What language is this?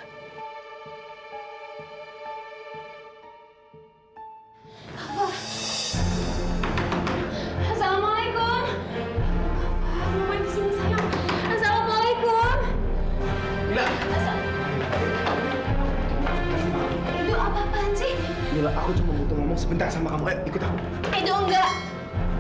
Indonesian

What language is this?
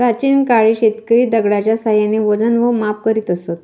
Marathi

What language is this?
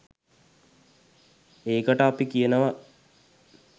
Sinhala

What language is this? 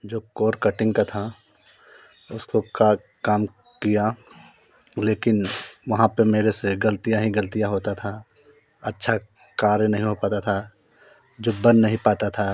Hindi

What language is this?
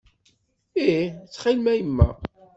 Kabyle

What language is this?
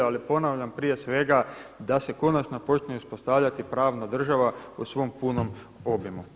Croatian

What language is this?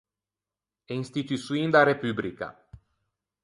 Ligurian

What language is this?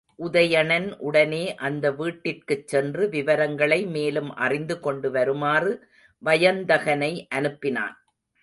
Tamil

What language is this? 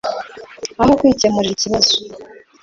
Kinyarwanda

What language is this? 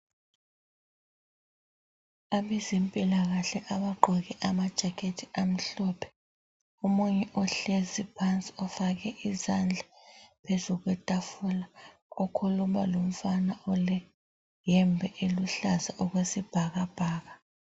North Ndebele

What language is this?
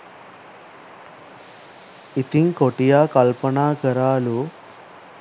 Sinhala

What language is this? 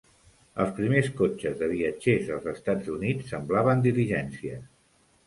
Catalan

